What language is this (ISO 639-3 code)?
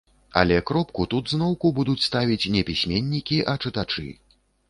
bel